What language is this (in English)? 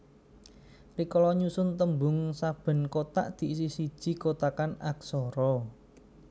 Javanese